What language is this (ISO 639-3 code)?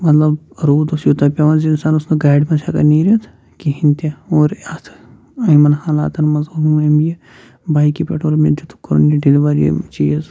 kas